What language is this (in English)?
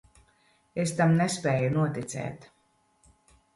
Latvian